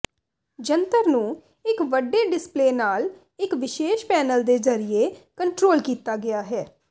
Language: Punjabi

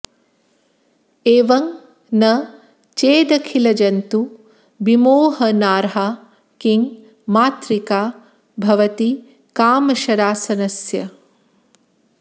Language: Sanskrit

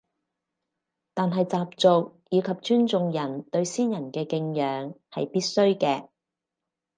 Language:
Cantonese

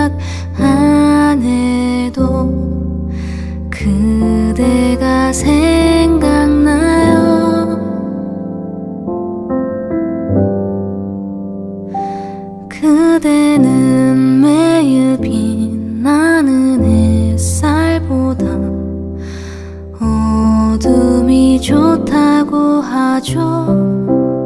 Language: Korean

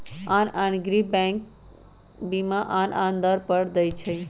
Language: Magahi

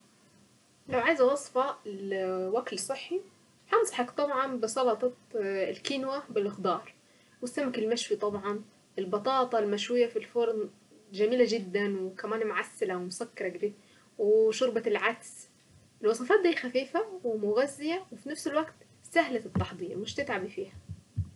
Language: Saidi Arabic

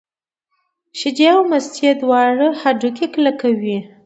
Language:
Pashto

